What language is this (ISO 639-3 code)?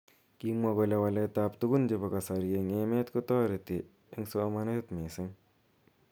kln